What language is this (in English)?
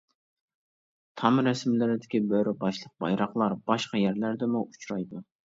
Uyghur